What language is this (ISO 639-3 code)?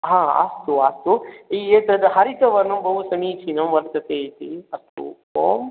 san